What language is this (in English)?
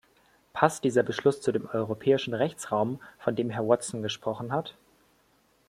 German